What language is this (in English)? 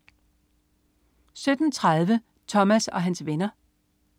Danish